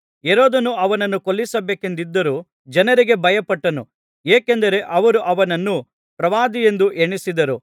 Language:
Kannada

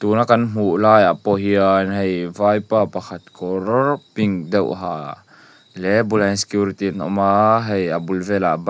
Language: Mizo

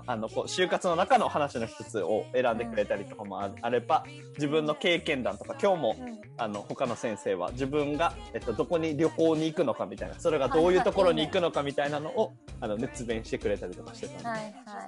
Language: Japanese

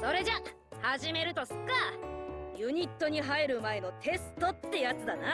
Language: Japanese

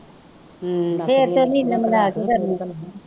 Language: Punjabi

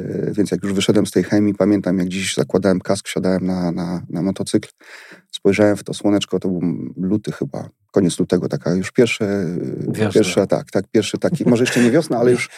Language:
Polish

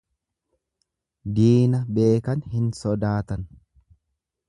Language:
Oromo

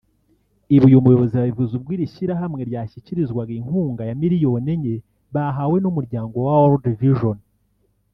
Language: Kinyarwanda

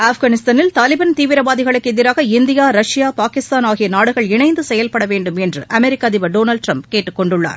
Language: Tamil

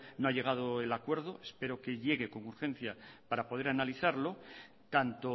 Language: Spanish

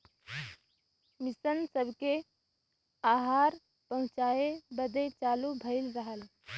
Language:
Bhojpuri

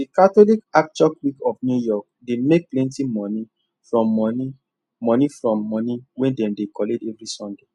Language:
Nigerian Pidgin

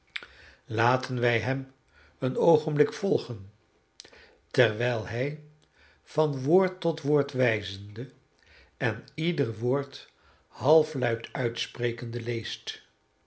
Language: Dutch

